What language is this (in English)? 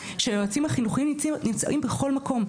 Hebrew